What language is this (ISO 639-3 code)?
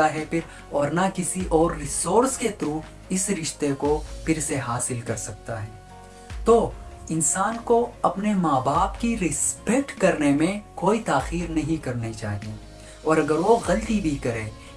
hin